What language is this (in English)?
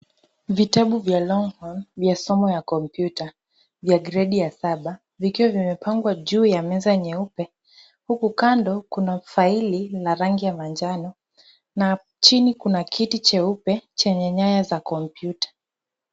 Swahili